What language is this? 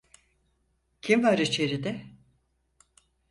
Turkish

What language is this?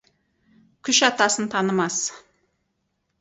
Kazakh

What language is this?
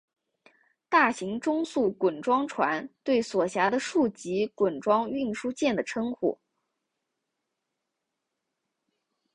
Chinese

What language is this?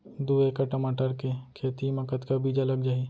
Chhattisgarhi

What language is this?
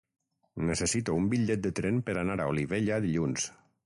Catalan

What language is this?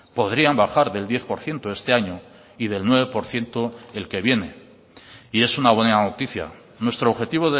Spanish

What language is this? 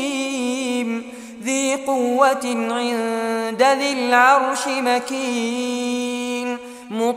Arabic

